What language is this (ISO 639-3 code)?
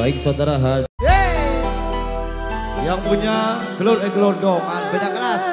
ind